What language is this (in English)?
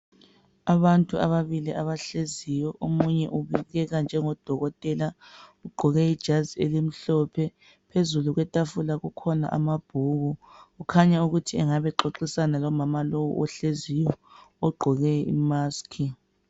North Ndebele